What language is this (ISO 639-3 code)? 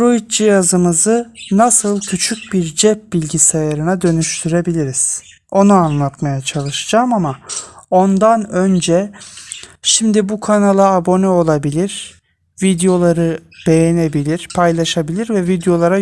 tur